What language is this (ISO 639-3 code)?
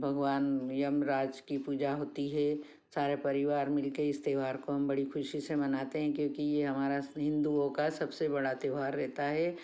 hin